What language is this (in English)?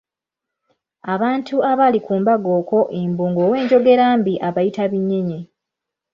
Ganda